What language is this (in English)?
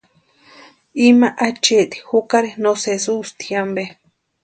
Western Highland Purepecha